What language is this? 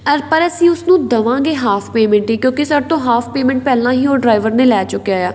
Punjabi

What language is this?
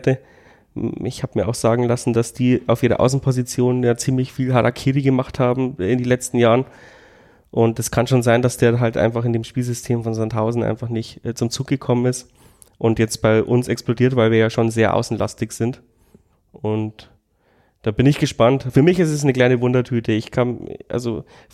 German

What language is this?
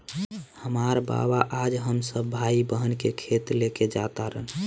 Bhojpuri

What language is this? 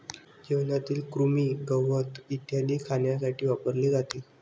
Marathi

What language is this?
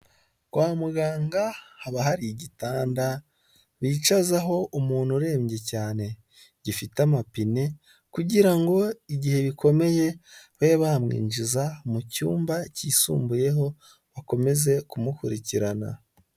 Kinyarwanda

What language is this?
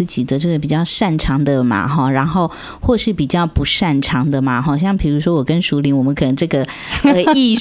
Chinese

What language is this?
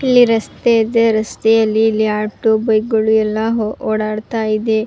Kannada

